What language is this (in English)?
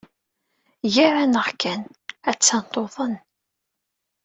Kabyle